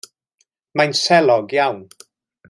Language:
Welsh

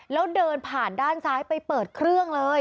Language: Thai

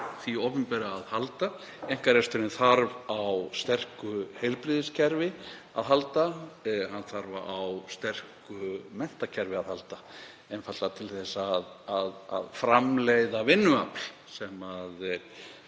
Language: Icelandic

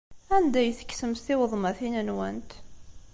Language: Kabyle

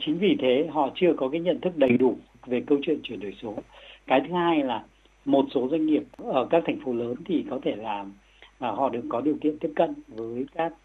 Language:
Vietnamese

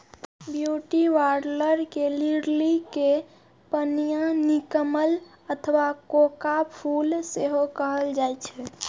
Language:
Maithili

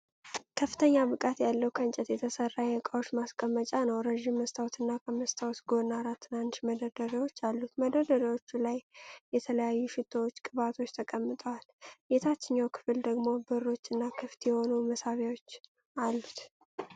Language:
Amharic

